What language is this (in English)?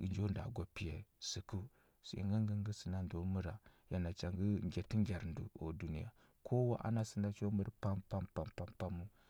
Huba